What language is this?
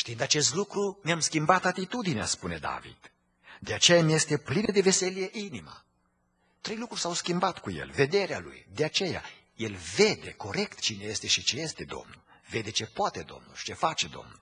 Romanian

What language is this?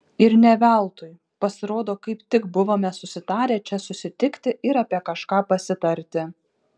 Lithuanian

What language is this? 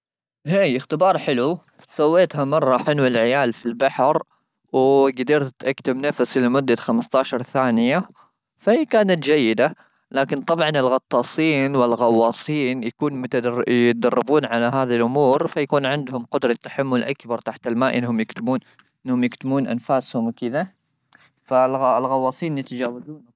Gulf Arabic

